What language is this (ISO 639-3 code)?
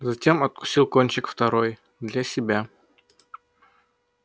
rus